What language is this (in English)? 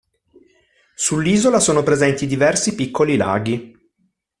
Italian